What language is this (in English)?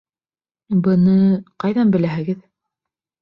Bashkir